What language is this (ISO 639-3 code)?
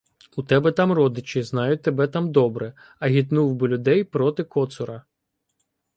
ukr